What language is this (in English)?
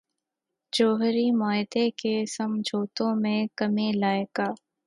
Urdu